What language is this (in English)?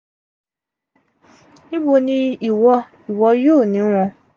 Yoruba